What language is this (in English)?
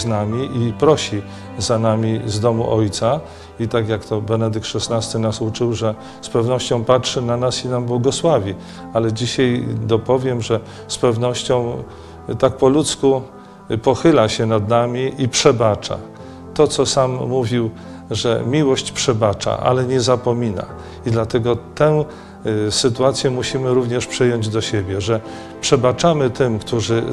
Polish